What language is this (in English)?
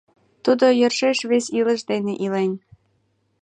Mari